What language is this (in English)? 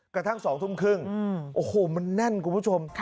Thai